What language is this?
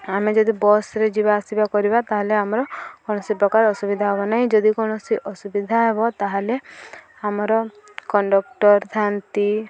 Odia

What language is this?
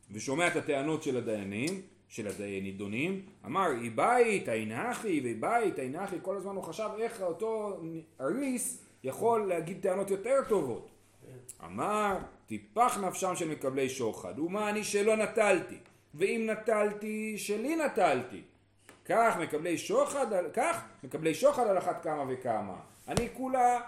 Hebrew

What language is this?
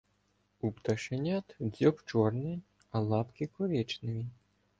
Ukrainian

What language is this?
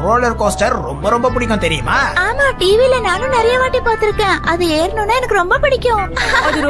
Indonesian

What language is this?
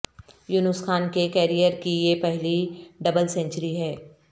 Urdu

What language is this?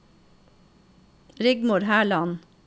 Norwegian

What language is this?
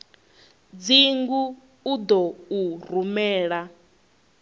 Venda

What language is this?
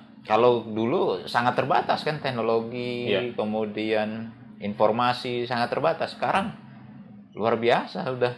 Indonesian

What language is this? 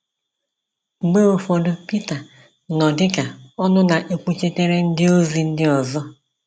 Igbo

